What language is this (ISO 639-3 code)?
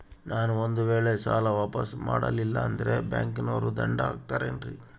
kan